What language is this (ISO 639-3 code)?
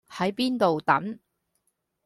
yue